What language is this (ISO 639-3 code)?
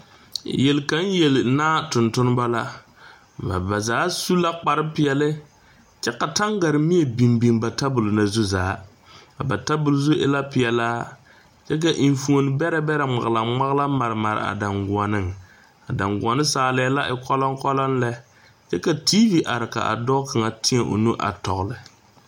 dga